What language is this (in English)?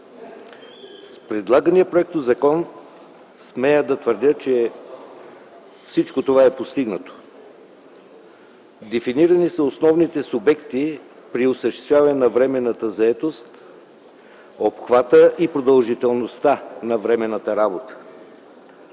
Bulgarian